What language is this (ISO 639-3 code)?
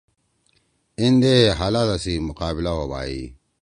trw